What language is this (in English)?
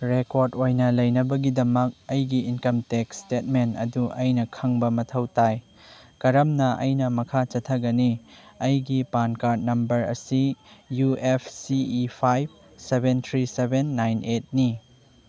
Manipuri